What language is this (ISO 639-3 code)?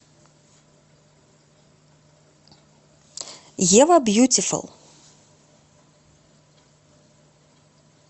rus